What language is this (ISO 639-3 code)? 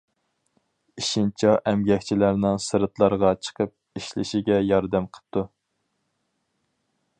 uig